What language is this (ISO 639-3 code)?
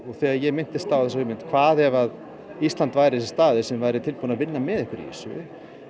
isl